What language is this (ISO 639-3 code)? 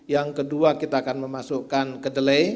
ind